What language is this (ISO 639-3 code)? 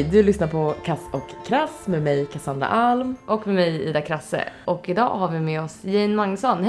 swe